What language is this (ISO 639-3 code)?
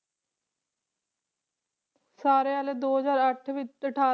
pan